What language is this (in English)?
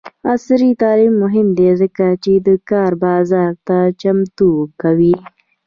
Pashto